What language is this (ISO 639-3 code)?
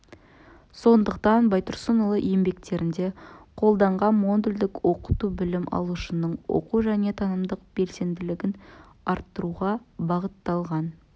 kaz